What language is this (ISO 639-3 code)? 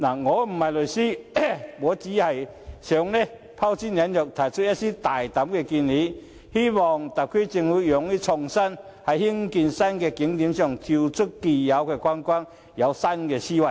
yue